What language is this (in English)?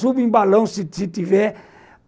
Portuguese